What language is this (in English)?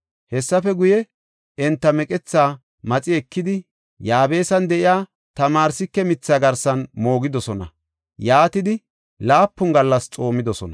Gofa